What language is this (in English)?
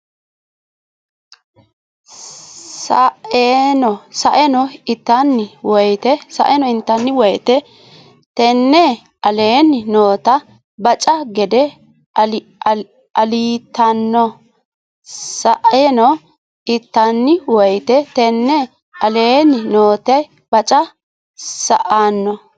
Sidamo